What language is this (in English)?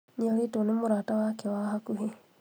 Kikuyu